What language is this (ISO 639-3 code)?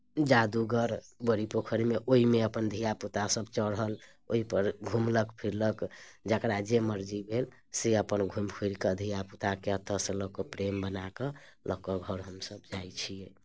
mai